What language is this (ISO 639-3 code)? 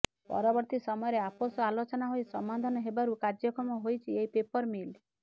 ori